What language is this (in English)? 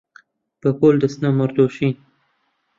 Central Kurdish